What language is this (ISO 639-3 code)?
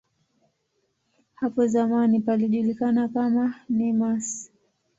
swa